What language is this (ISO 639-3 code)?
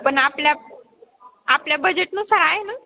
mar